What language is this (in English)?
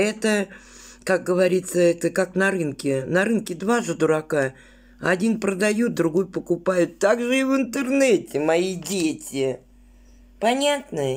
Russian